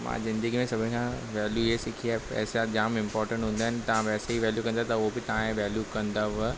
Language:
Sindhi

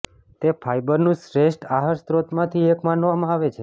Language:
Gujarati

